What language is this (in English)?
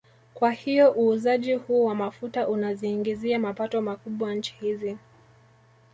Swahili